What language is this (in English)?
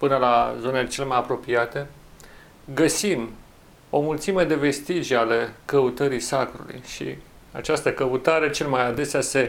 Romanian